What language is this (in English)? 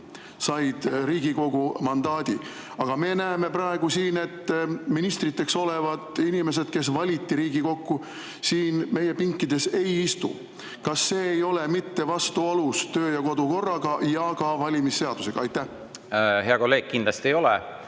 Estonian